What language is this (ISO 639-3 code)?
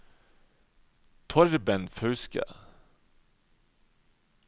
nor